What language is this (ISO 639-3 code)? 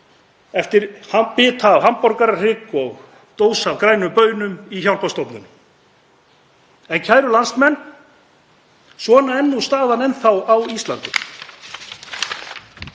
isl